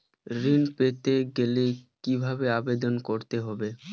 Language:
Bangla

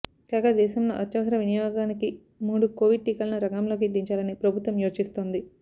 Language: Telugu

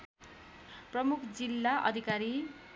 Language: Nepali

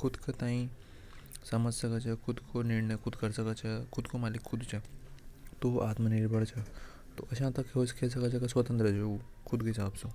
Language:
Hadothi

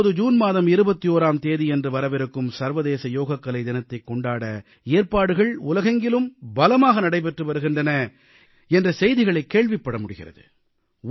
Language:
Tamil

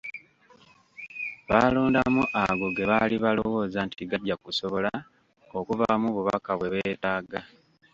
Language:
Ganda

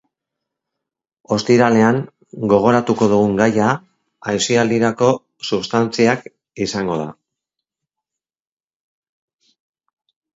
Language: Basque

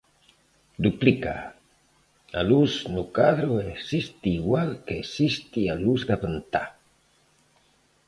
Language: Galician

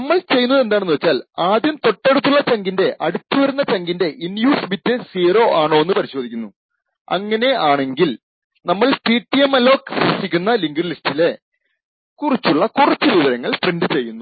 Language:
Malayalam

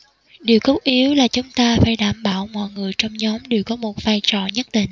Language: Vietnamese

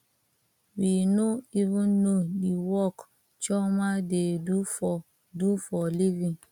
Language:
Nigerian Pidgin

